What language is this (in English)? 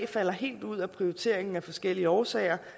Danish